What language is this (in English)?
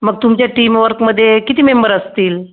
Marathi